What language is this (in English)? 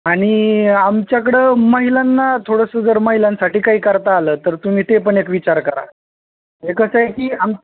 Marathi